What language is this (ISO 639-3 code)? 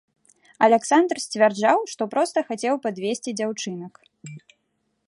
bel